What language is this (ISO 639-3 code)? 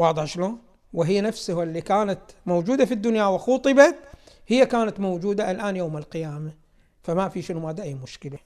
ara